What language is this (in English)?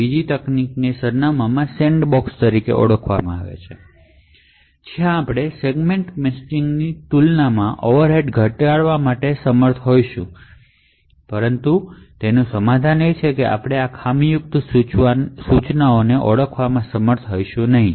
Gujarati